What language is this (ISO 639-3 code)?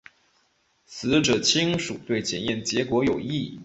zho